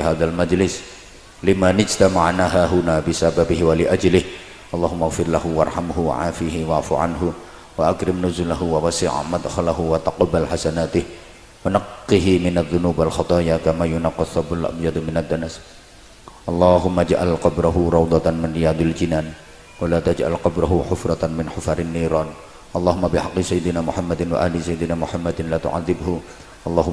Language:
Indonesian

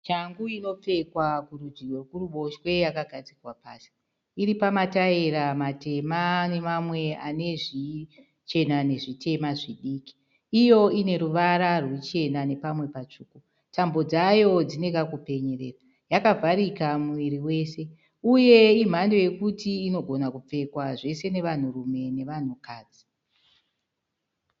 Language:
Shona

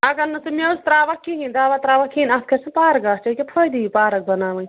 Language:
Kashmiri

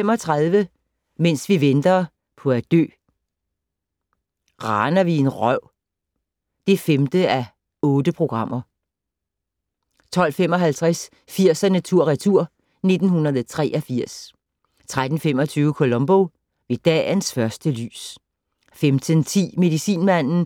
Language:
Danish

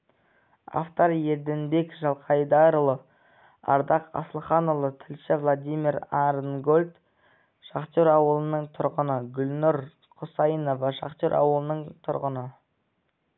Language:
Kazakh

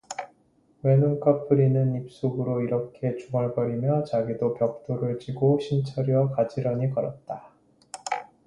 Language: Korean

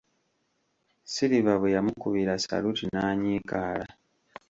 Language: Ganda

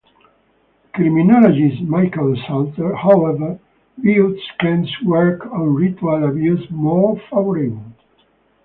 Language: English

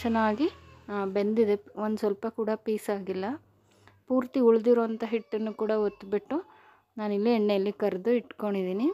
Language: Kannada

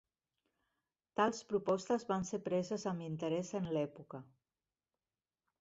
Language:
Catalan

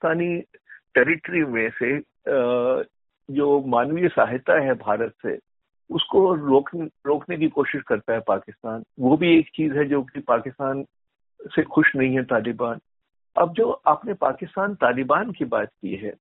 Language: Hindi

